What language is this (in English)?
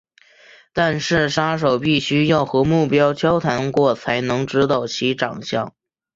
Chinese